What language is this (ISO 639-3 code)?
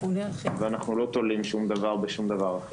heb